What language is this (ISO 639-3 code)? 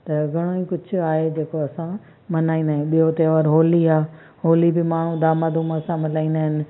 snd